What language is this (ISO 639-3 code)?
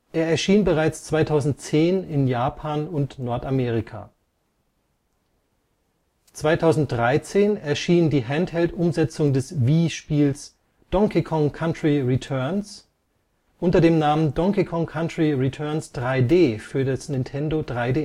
deu